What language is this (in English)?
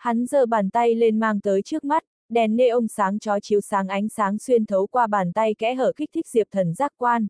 Vietnamese